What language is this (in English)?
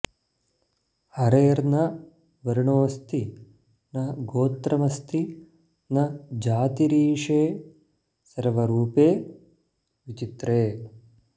Sanskrit